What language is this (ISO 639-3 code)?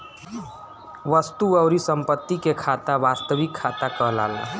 bho